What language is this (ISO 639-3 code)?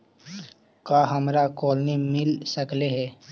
mag